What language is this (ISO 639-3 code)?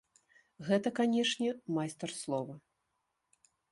bel